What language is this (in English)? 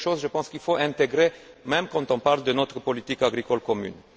French